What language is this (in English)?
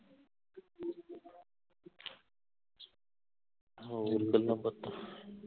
Punjabi